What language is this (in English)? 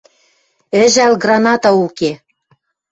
Western Mari